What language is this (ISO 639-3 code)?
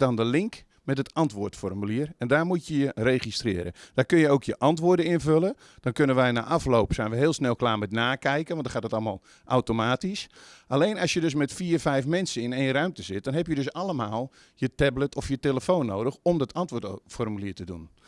nld